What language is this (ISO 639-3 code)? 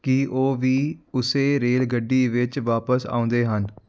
pan